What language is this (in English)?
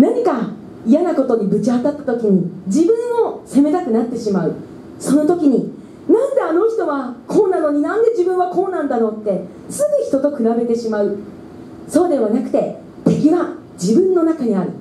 Japanese